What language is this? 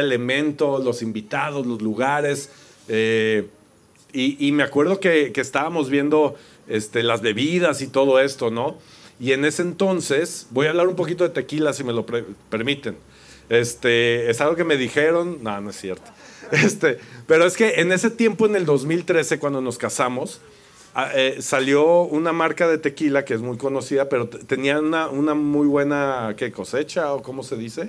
Spanish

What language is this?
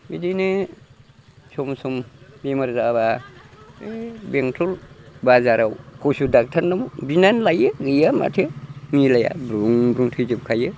Bodo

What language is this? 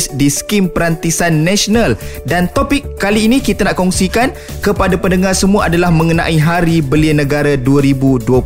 Malay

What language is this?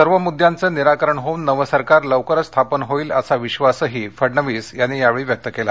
Marathi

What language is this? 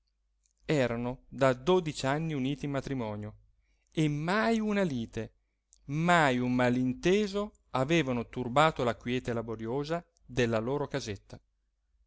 Italian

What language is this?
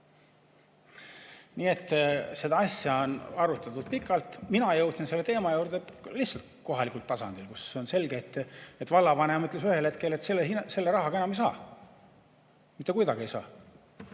Estonian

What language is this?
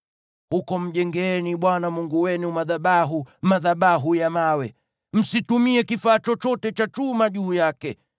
Swahili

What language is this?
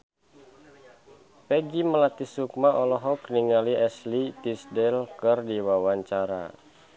Sundanese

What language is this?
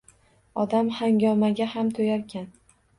Uzbek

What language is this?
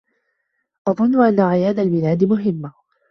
Arabic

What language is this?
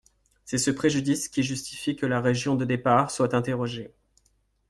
French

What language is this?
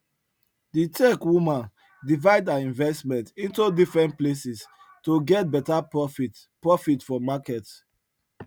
Nigerian Pidgin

